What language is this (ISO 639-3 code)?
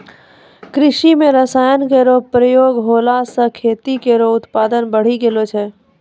mai